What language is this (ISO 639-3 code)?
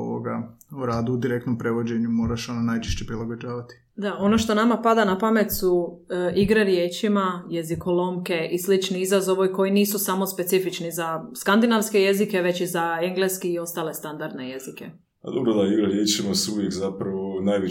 hrv